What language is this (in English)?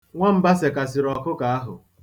Igbo